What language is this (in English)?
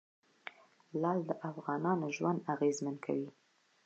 Pashto